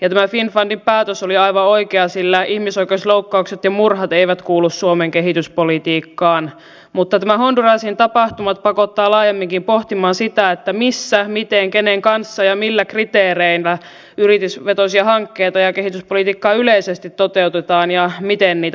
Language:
Finnish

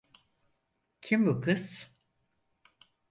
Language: Turkish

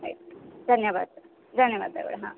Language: Kannada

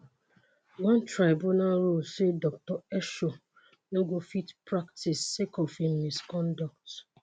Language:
Nigerian Pidgin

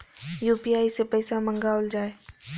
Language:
Maithili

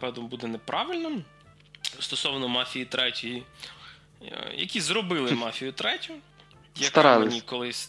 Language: Ukrainian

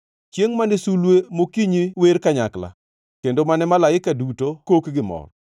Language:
Luo (Kenya and Tanzania)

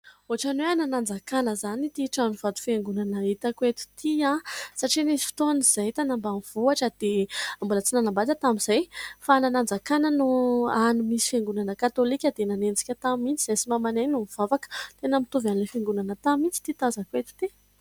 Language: Malagasy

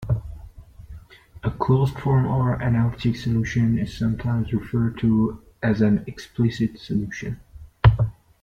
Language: English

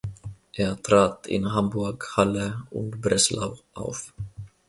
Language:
German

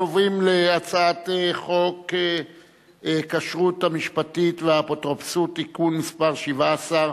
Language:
Hebrew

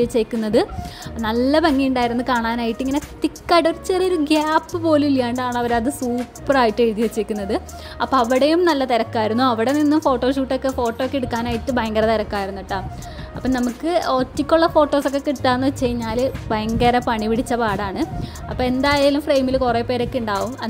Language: Malayalam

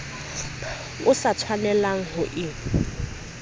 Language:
Southern Sotho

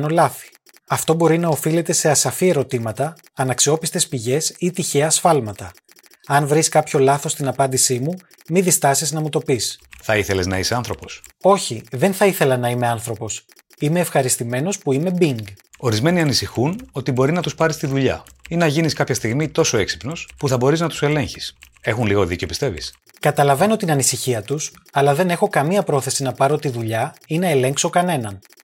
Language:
Greek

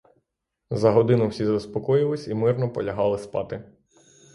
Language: Ukrainian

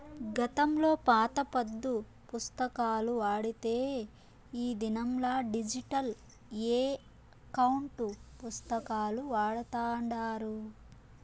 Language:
Telugu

